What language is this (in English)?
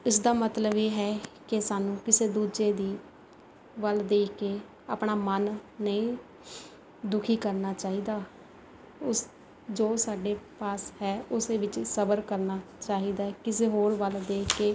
Punjabi